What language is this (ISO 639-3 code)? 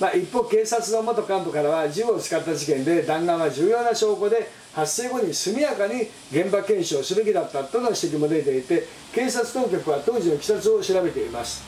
jpn